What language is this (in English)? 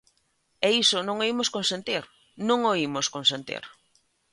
Galician